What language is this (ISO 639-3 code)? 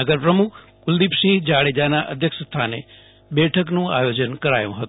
guj